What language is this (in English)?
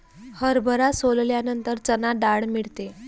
Marathi